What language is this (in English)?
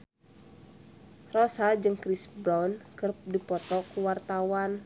Sundanese